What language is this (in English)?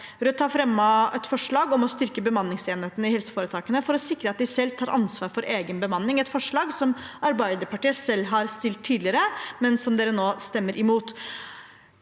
Norwegian